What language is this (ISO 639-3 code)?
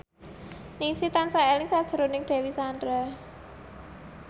jav